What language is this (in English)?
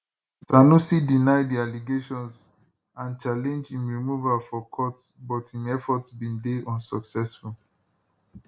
Nigerian Pidgin